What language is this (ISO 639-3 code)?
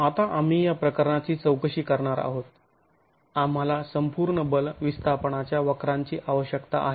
mar